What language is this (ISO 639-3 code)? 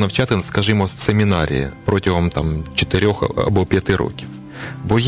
ukr